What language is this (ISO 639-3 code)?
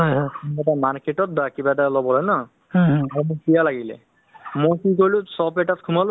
asm